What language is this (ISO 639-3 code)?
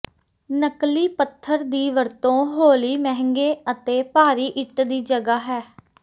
pan